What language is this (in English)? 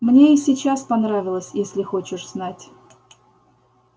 Russian